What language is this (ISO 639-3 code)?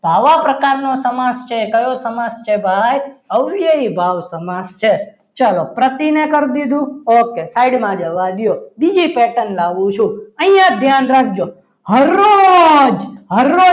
guj